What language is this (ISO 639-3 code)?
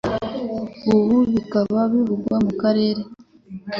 kin